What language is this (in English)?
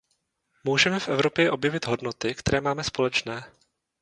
Czech